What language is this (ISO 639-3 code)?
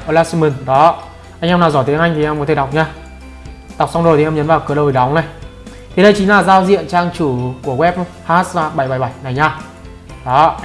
vie